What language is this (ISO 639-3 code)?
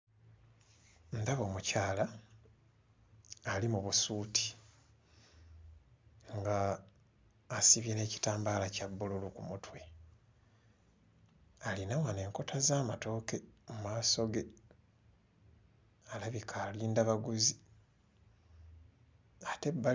lug